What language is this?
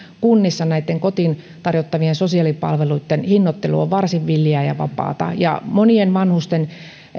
Finnish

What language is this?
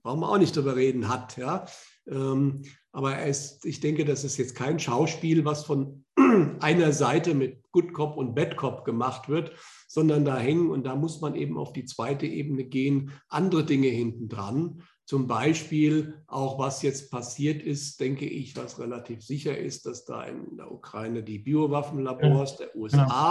German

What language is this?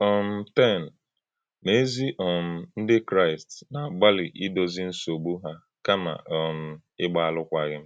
Igbo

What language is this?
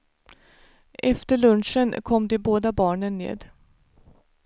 Swedish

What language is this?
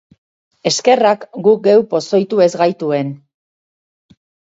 Basque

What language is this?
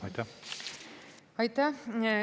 Estonian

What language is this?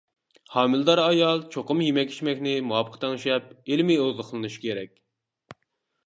Uyghur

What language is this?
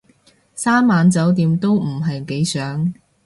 Cantonese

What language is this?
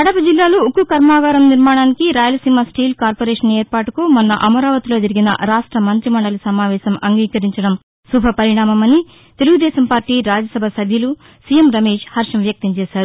Telugu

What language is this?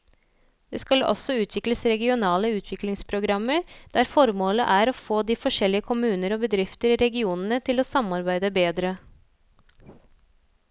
Norwegian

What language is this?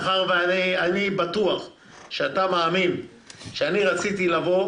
Hebrew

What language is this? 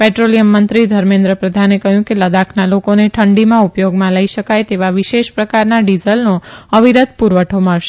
Gujarati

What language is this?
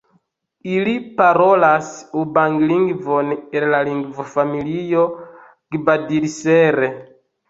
Esperanto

